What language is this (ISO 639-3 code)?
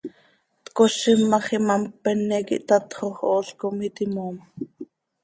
sei